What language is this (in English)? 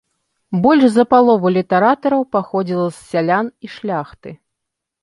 Belarusian